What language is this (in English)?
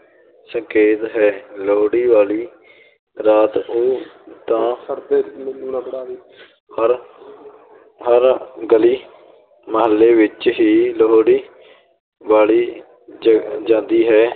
Punjabi